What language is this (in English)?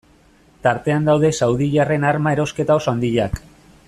Basque